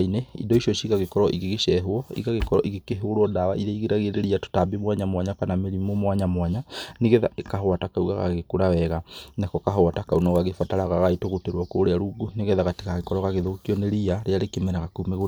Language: Kikuyu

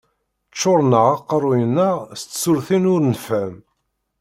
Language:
Kabyle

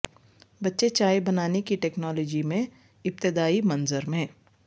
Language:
Urdu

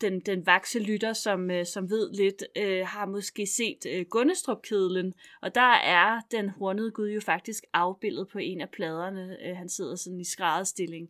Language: Danish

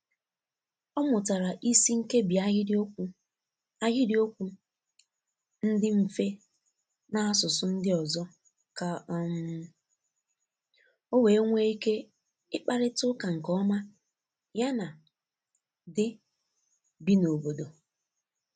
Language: Igbo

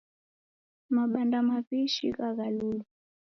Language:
Taita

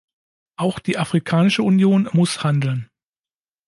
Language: German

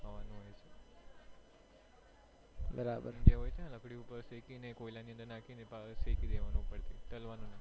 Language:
Gujarati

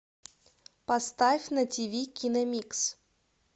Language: Russian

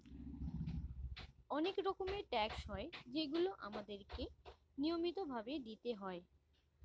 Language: Bangla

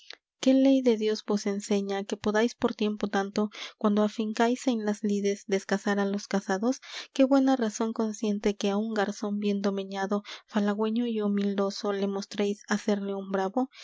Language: Spanish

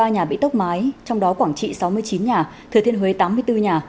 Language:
Vietnamese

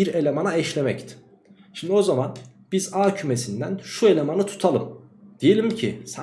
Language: Turkish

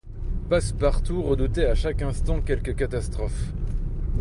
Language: French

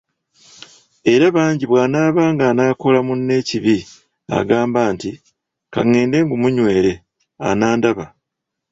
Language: Ganda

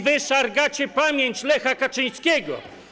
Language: Polish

